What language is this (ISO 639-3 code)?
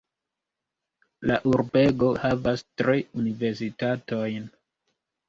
epo